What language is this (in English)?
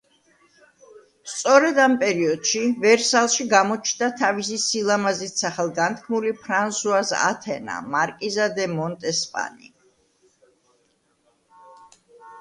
Georgian